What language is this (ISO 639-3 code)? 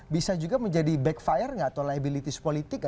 ind